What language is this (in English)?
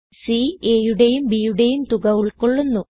Malayalam